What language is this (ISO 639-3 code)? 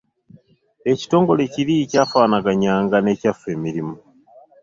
lug